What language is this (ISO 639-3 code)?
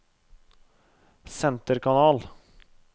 nor